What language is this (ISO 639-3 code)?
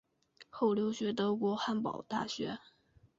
zho